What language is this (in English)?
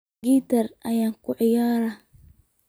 Somali